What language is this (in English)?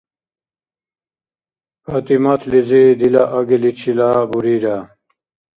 Dargwa